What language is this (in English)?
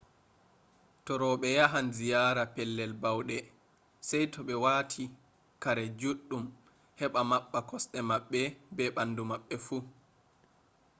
Fula